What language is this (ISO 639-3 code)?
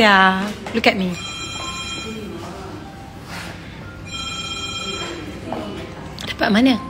msa